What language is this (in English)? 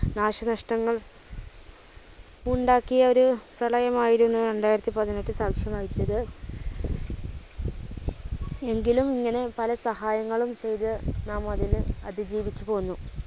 Malayalam